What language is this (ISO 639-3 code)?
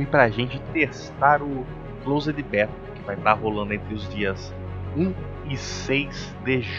por